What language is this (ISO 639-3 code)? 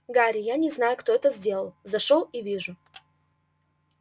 rus